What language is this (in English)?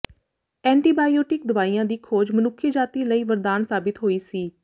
Punjabi